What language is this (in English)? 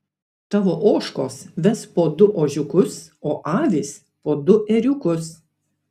Lithuanian